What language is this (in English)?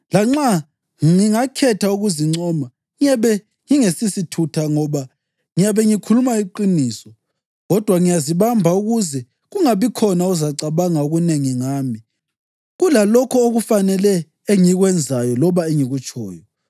North Ndebele